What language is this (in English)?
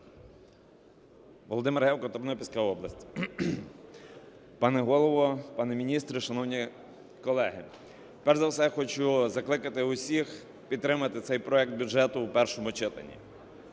Ukrainian